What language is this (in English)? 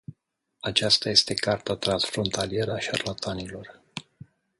Romanian